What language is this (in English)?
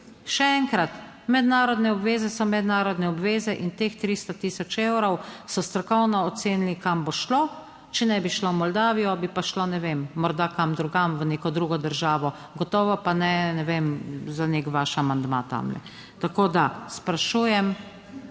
Slovenian